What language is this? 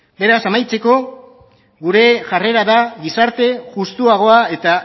Basque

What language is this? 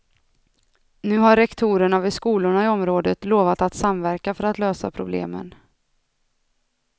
Swedish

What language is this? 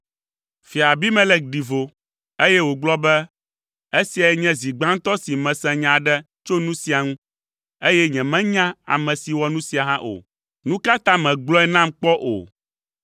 Ewe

